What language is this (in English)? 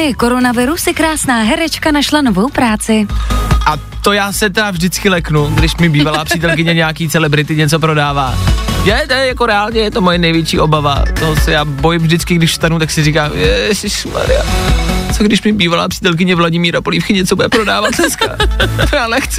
Czech